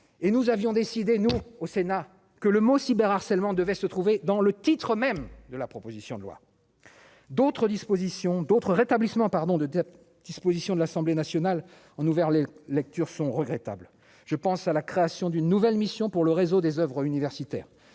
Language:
French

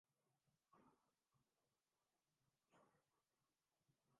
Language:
Urdu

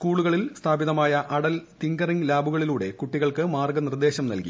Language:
Malayalam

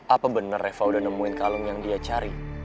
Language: Indonesian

